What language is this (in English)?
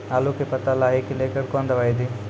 Maithili